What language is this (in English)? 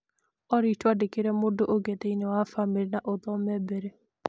Kikuyu